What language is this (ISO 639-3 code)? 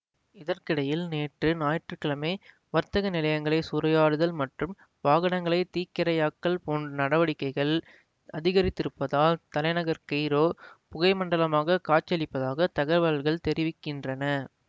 tam